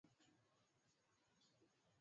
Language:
Swahili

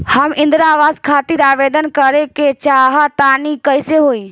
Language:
Bhojpuri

